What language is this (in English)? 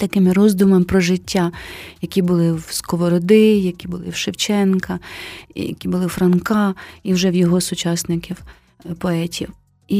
Ukrainian